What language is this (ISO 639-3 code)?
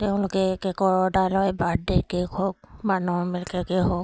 asm